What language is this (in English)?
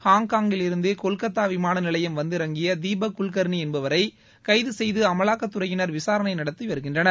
Tamil